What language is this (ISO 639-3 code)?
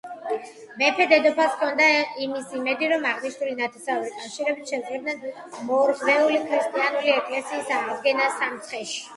kat